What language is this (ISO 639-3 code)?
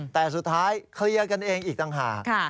tha